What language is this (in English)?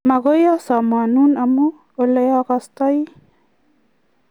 Kalenjin